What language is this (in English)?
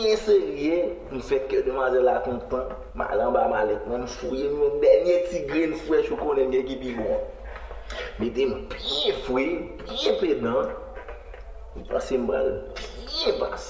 French